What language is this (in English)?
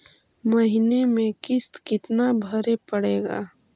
Magahi